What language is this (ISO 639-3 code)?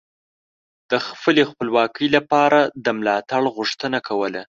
pus